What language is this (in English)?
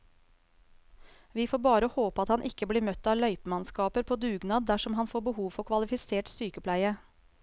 Norwegian